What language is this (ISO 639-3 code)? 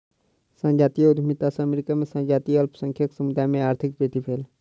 mai